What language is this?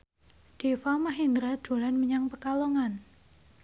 Javanese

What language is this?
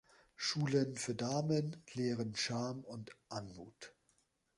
German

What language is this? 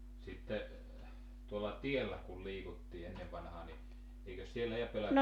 Finnish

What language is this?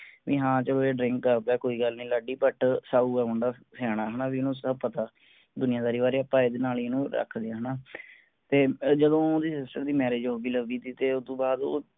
Punjabi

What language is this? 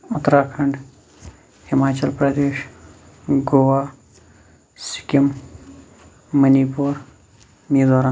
Kashmiri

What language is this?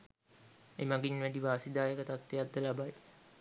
Sinhala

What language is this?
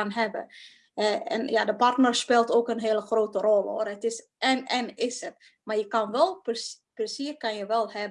Dutch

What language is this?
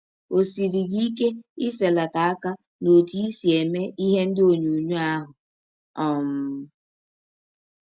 Igbo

